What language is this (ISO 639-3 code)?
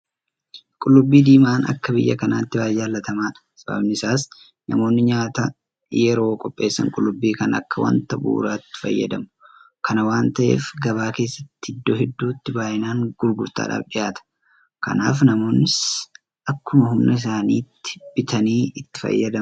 orm